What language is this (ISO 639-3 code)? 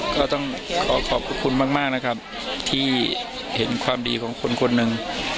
tha